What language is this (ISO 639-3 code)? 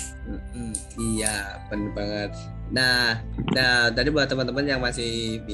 ind